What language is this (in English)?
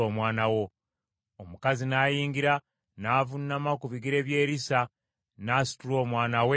Ganda